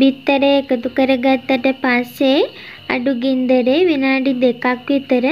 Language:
Romanian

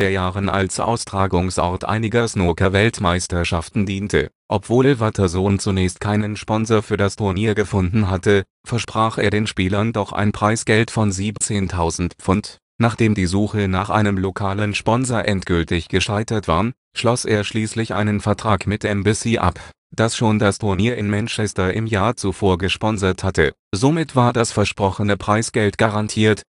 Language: German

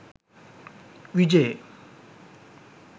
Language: Sinhala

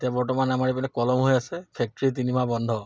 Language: Assamese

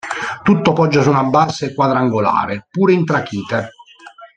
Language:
Italian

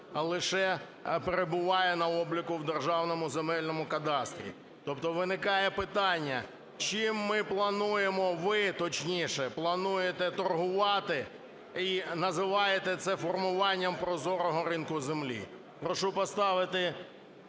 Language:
Ukrainian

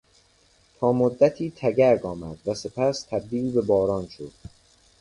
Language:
Persian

